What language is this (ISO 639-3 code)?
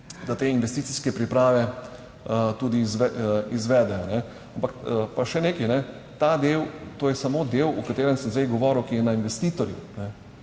slv